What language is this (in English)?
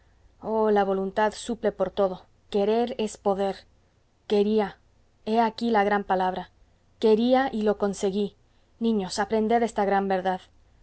Spanish